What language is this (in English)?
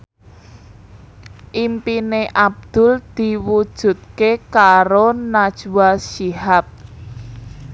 Javanese